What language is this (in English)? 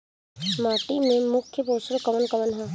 Bhojpuri